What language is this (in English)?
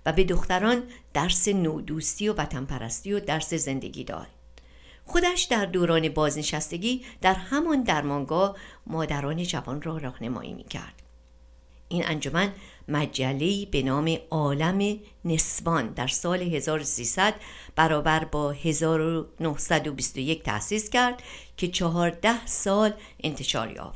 Persian